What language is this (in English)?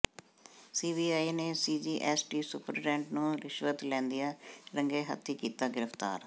Punjabi